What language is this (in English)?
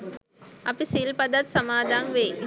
Sinhala